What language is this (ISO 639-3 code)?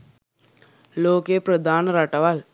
sin